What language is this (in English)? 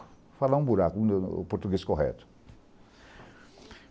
Portuguese